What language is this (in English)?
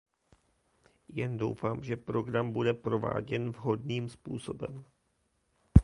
Czech